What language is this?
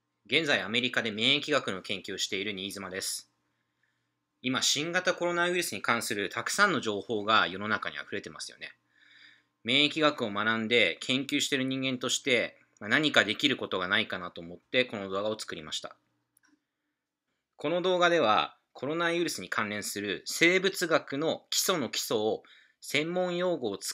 Japanese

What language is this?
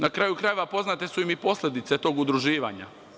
Serbian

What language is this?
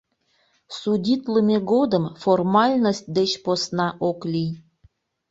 Mari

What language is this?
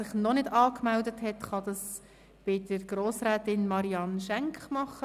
Swiss German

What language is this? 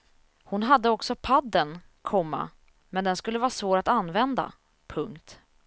Swedish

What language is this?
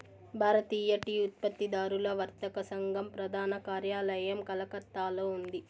Telugu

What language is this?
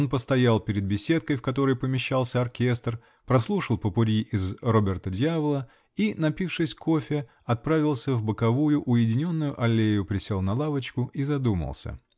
Russian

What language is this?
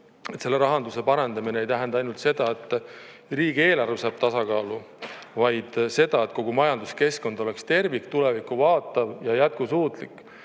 Estonian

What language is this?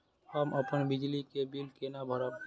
Maithili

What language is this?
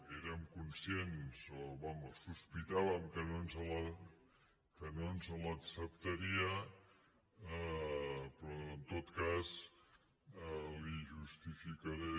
Catalan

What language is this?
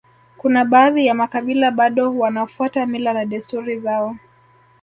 Swahili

